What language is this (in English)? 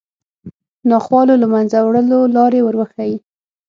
Pashto